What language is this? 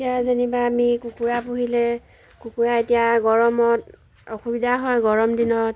Assamese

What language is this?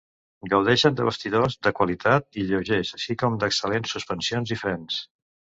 Catalan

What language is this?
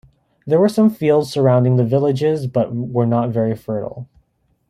English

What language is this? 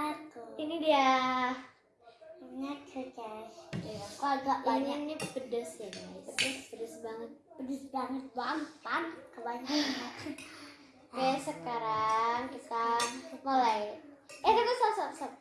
Indonesian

